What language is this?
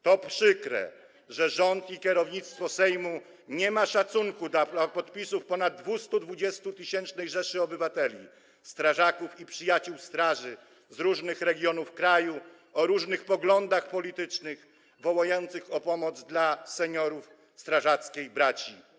Polish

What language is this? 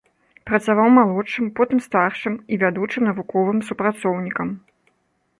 Belarusian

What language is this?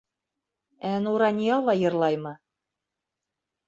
Bashkir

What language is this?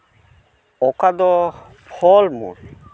Santali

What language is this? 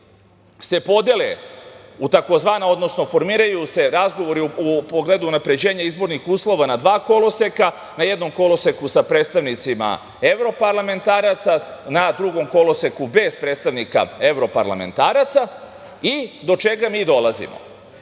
Serbian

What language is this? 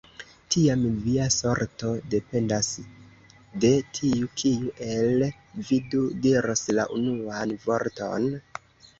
Esperanto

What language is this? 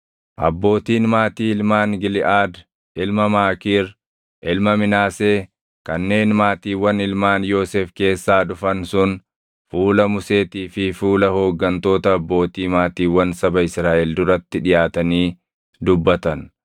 Oromo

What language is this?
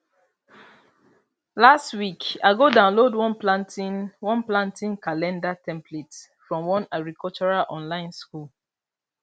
Nigerian Pidgin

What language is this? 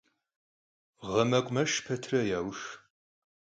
Kabardian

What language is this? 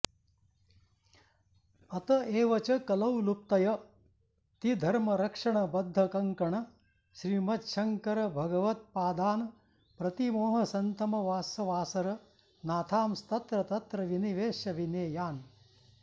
Sanskrit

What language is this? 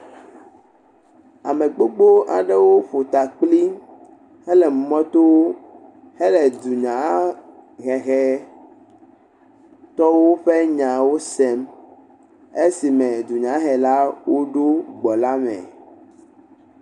Ewe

